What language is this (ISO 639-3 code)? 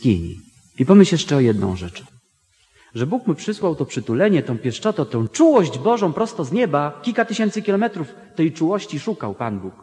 pol